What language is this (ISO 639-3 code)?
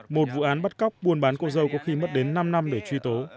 vie